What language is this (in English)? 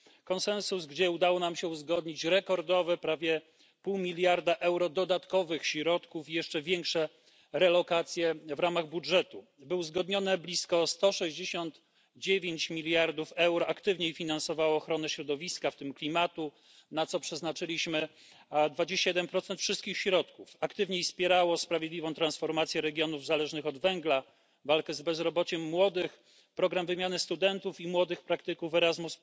Polish